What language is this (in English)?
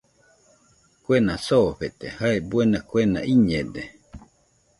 Nüpode Huitoto